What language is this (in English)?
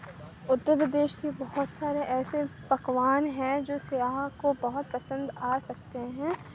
Urdu